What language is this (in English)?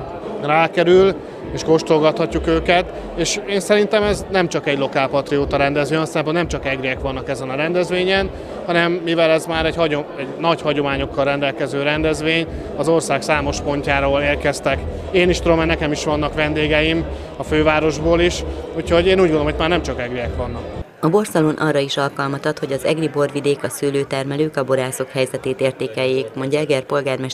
Hungarian